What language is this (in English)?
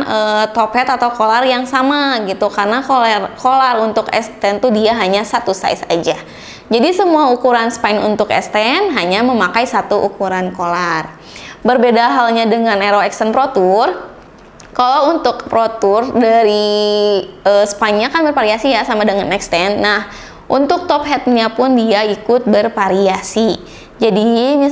Indonesian